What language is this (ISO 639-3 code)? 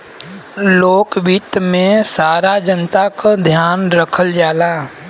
bho